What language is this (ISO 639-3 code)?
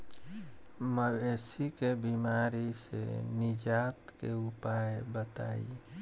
bho